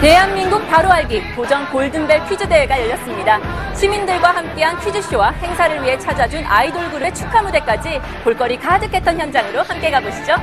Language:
Korean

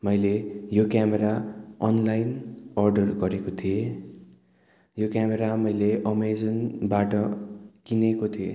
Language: Nepali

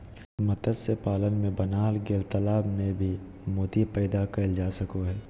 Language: Magahi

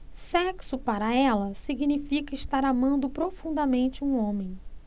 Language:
Portuguese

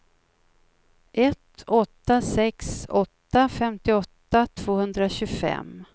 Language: Swedish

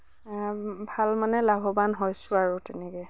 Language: Assamese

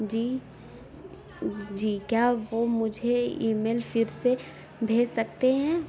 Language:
Urdu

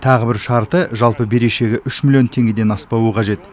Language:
Kazakh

